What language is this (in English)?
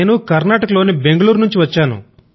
Telugu